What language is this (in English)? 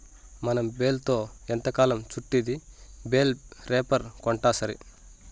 Telugu